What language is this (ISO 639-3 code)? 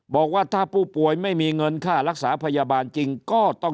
tha